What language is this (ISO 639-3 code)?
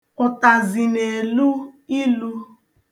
ibo